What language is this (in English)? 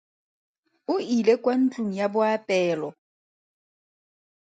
Tswana